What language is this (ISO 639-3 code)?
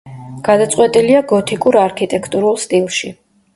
kat